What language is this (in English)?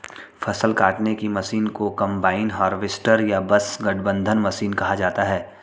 Hindi